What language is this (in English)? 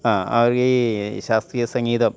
Malayalam